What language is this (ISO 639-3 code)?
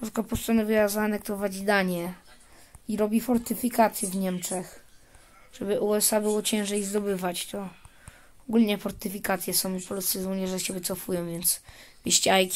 pol